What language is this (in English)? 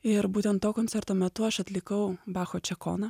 Lithuanian